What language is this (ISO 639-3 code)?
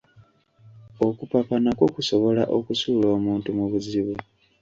lug